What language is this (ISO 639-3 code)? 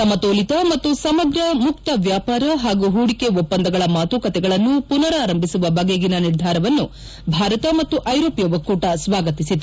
kan